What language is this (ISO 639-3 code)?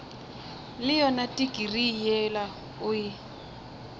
nso